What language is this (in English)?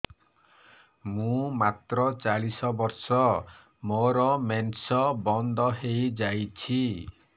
Odia